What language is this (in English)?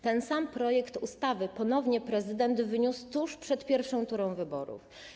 Polish